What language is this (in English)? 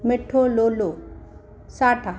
Sindhi